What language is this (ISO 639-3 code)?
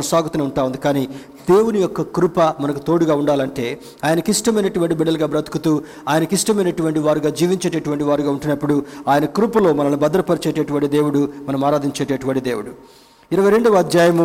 tel